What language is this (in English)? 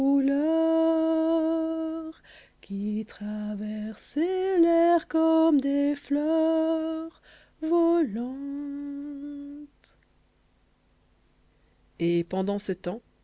French